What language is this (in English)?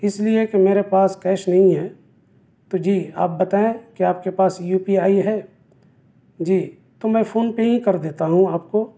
Urdu